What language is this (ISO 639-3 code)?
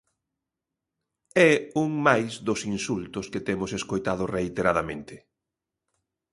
glg